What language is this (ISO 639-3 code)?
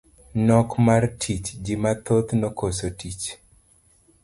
luo